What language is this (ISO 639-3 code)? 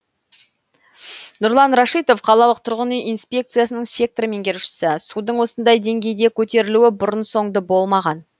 kaz